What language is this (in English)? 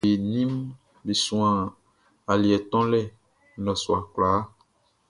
Baoulé